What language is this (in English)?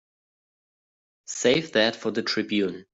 English